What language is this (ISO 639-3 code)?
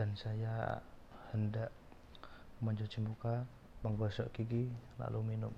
ind